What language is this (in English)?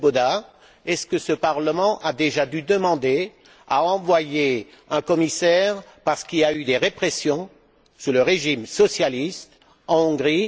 French